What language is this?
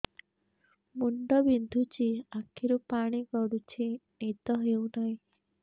Odia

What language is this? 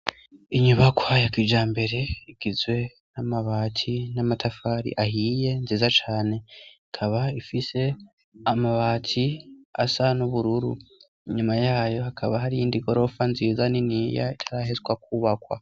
Rundi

